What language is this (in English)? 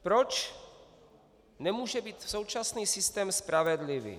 Czech